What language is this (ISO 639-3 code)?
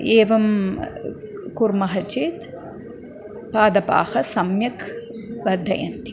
san